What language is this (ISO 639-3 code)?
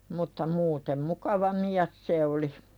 fin